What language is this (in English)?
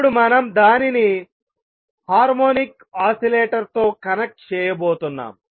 Telugu